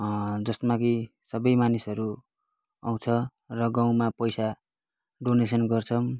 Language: Nepali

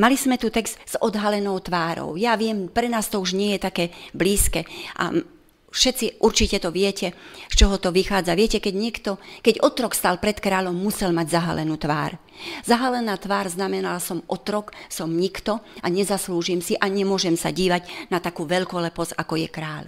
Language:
Slovak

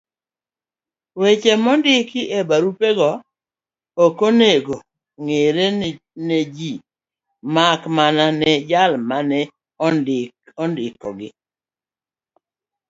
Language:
Luo (Kenya and Tanzania)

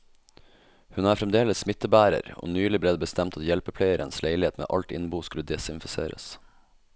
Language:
Norwegian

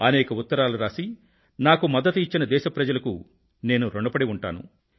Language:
Telugu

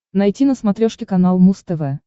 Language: Russian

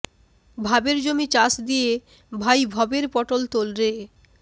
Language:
Bangla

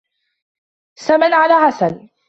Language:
Arabic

